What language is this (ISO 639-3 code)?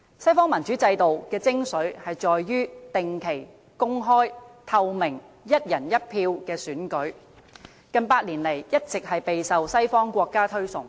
yue